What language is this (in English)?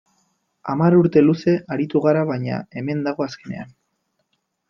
Basque